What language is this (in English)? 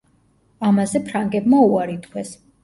Georgian